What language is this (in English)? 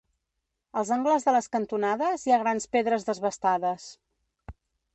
Catalan